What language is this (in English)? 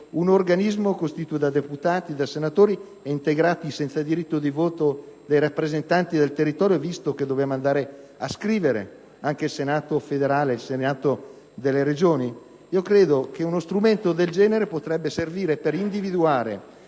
Italian